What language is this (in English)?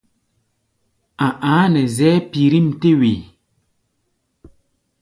Gbaya